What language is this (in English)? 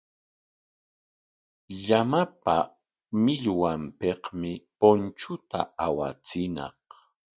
Corongo Ancash Quechua